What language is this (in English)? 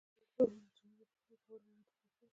Pashto